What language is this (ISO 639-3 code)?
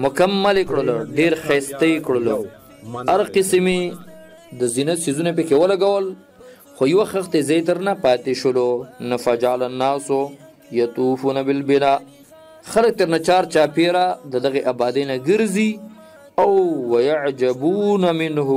ara